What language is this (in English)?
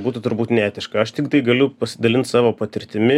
Lithuanian